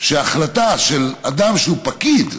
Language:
Hebrew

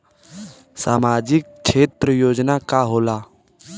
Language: Bhojpuri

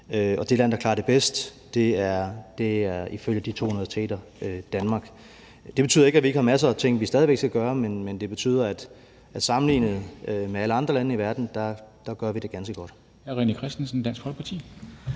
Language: Danish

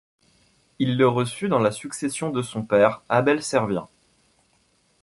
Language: French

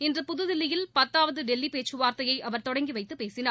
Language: Tamil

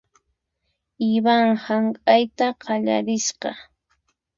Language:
Puno Quechua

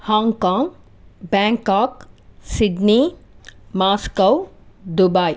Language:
Telugu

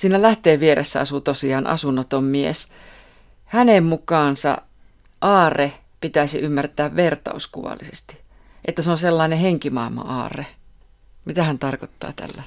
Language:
Finnish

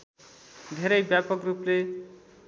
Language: Nepali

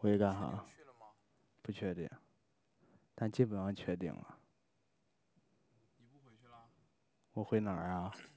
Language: Chinese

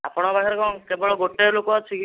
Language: Odia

